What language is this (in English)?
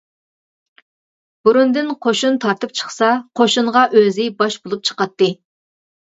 Uyghur